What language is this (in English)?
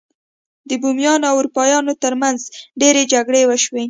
Pashto